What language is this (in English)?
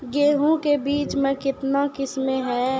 Maithili